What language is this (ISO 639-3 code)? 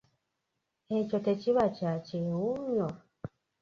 lug